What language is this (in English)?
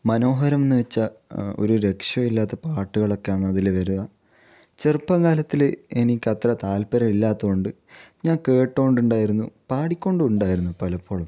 Malayalam